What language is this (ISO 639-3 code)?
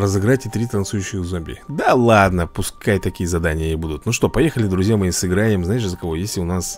rus